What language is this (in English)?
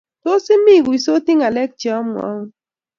Kalenjin